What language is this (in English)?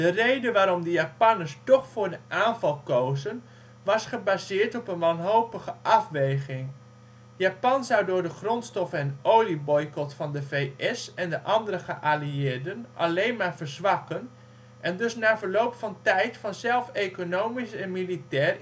Dutch